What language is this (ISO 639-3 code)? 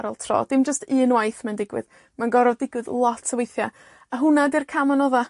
cym